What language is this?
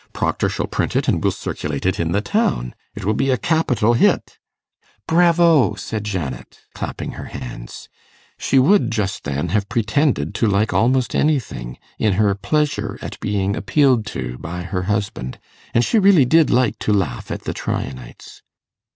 English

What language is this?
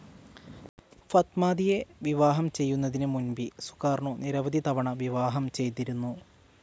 Malayalam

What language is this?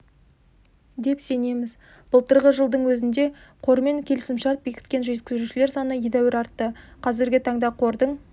Kazakh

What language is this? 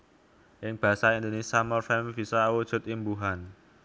Javanese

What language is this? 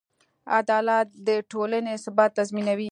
Pashto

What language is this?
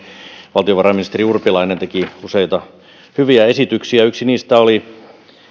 Finnish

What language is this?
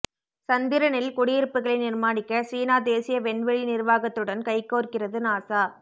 Tamil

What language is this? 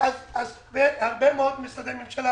Hebrew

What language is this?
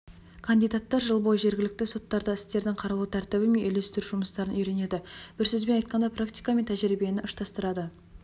Kazakh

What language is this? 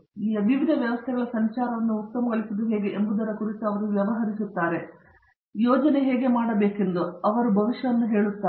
Kannada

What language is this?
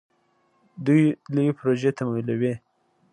Pashto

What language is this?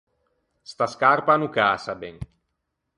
Ligurian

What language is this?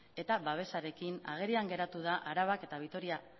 Basque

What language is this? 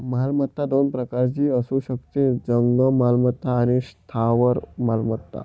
Marathi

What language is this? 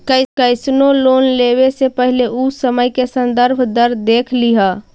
Magahi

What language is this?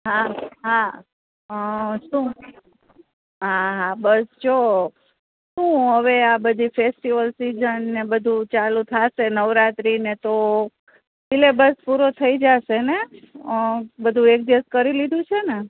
Gujarati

